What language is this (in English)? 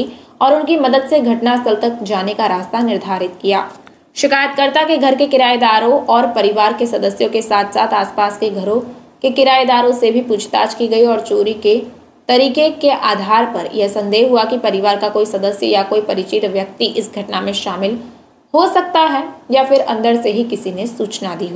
Hindi